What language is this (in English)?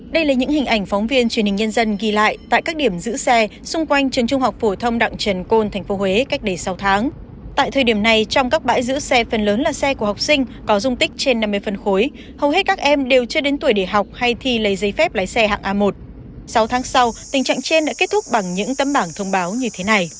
Vietnamese